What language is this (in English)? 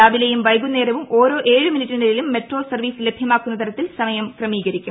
Malayalam